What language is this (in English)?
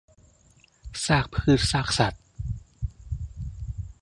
Thai